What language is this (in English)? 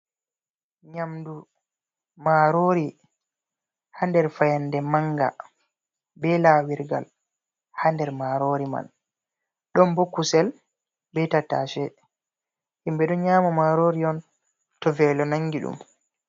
Fula